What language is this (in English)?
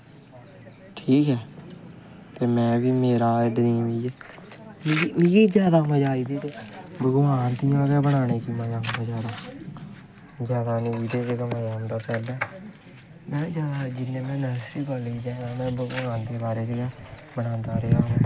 Dogri